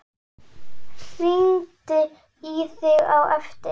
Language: Icelandic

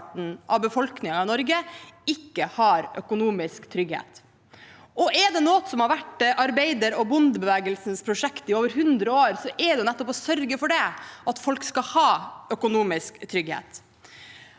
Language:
Norwegian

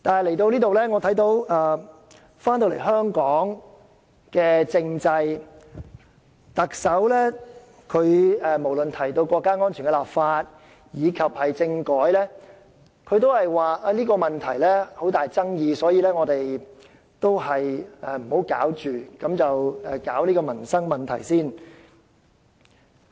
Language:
Cantonese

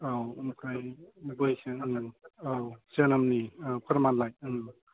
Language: Bodo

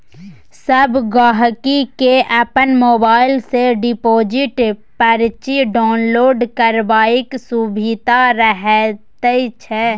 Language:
Maithili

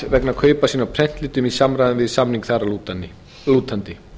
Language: Icelandic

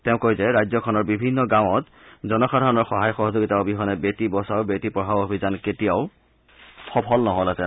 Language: Assamese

